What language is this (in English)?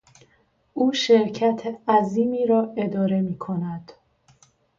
Persian